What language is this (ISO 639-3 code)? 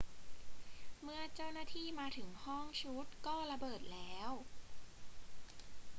tha